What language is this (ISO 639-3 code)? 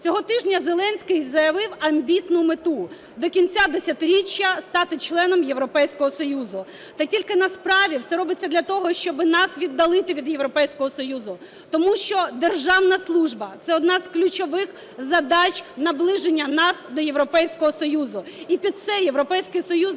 ukr